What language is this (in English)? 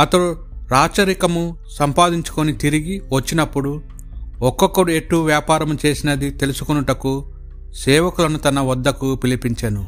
Telugu